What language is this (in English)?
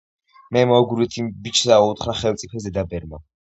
Georgian